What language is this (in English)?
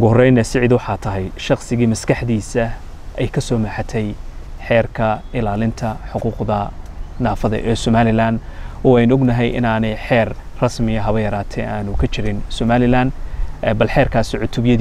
Arabic